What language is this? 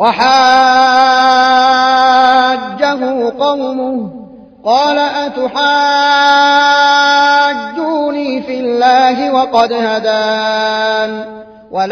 Arabic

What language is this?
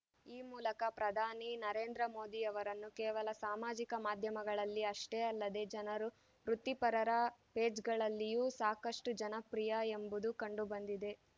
Kannada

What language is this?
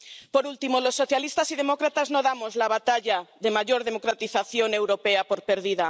Spanish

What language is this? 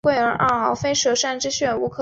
Chinese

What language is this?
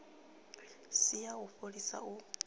Venda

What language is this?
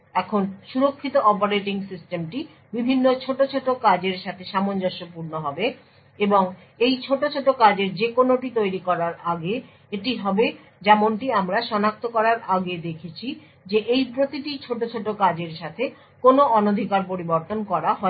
Bangla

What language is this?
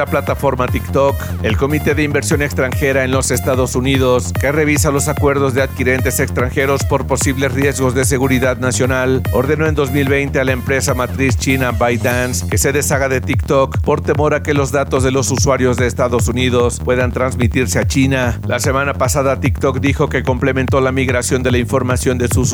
Spanish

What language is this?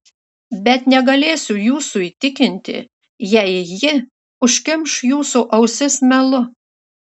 Lithuanian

